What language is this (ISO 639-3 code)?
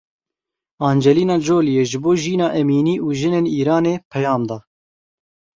kur